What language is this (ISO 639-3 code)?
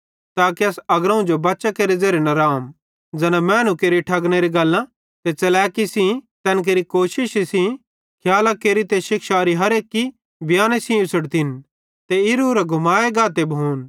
bhd